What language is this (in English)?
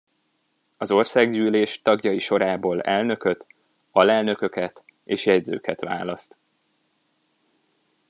Hungarian